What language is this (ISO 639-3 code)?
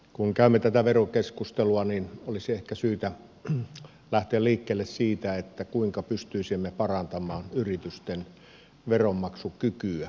fin